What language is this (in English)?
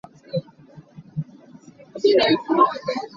Hakha Chin